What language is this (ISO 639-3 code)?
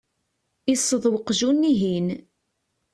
kab